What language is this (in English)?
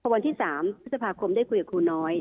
Thai